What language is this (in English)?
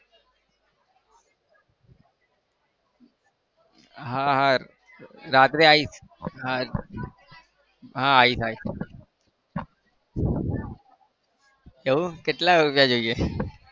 Gujarati